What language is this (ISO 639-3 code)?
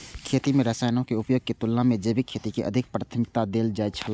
mai